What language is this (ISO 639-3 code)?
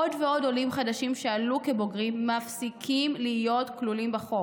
heb